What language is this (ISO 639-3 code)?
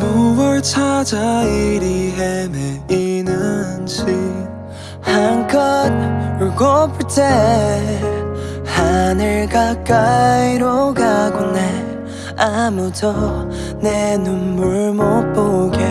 kor